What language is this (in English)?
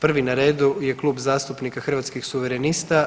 Croatian